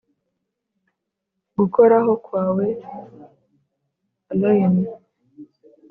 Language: Kinyarwanda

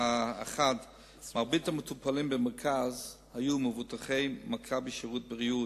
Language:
Hebrew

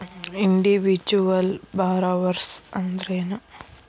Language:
Kannada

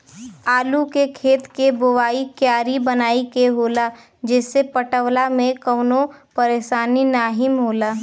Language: Bhojpuri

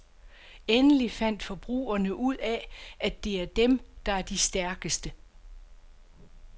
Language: Danish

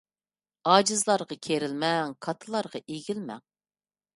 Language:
Uyghur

